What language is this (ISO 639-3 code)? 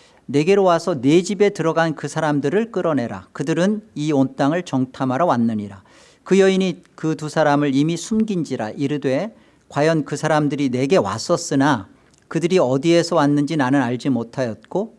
kor